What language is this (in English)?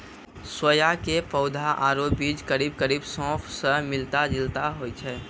Maithili